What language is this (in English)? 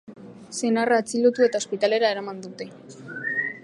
Basque